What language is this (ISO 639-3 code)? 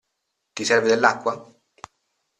ita